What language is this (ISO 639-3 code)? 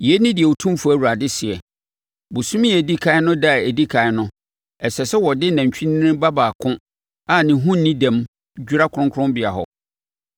aka